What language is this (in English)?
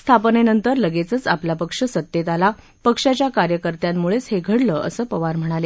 Marathi